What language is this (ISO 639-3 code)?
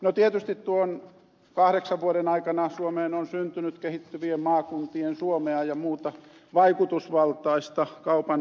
fin